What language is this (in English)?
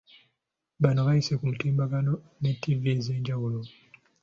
Ganda